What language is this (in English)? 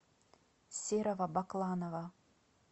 Russian